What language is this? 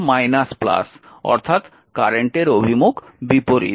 Bangla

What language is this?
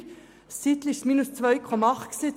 Swiss German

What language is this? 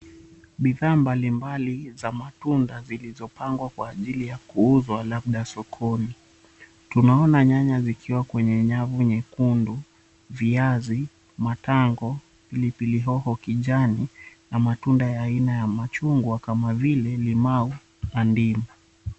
Swahili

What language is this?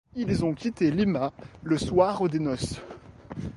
French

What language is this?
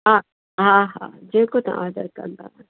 Sindhi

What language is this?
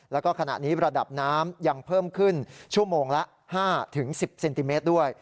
Thai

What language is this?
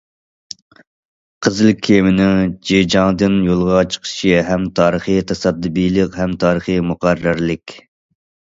Uyghur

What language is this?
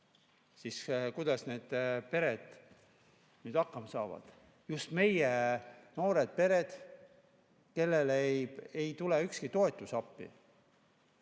Estonian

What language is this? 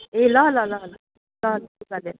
Nepali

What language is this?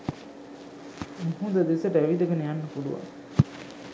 Sinhala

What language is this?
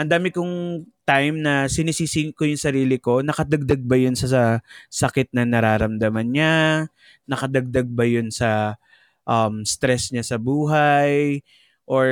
Filipino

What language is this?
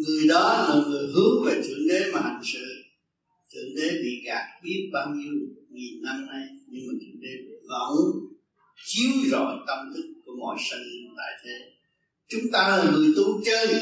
Vietnamese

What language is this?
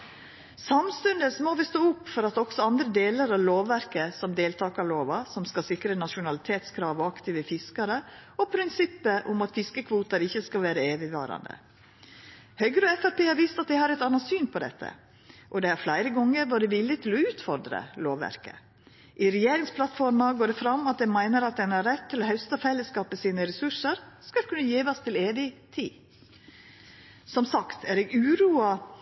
Norwegian Nynorsk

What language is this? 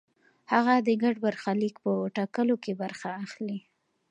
Pashto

